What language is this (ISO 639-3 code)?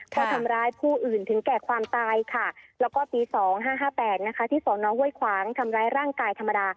tha